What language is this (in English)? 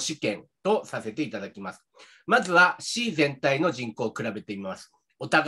Japanese